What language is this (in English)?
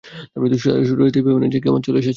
Bangla